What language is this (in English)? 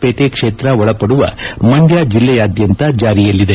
Kannada